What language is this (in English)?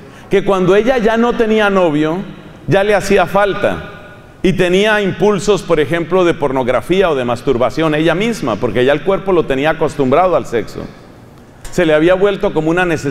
Spanish